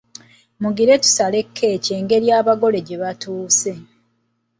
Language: Ganda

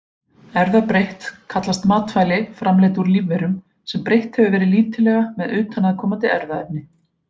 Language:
Icelandic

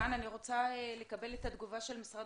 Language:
Hebrew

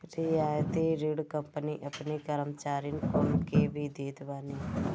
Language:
Bhojpuri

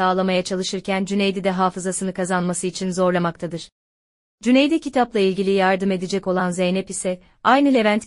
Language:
Turkish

